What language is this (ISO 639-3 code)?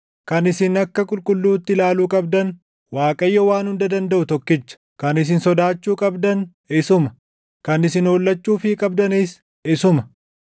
orm